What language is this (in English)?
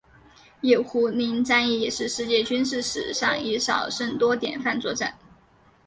Chinese